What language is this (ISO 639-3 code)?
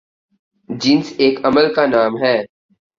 urd